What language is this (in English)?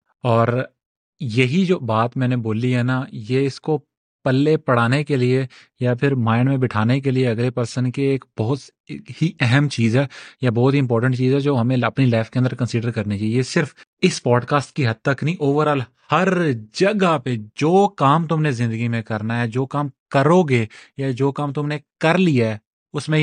Urdu